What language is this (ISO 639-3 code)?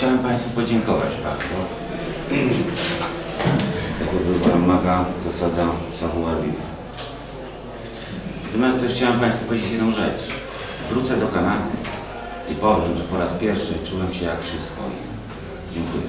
pol